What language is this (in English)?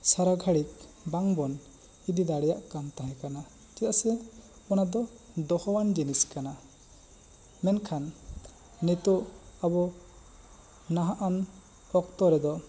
Santali